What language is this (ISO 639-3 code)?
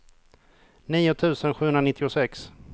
swe